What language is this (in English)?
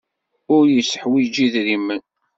Kabyle